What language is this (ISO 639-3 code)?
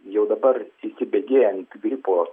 lit